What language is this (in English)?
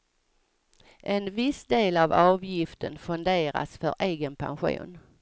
Swedish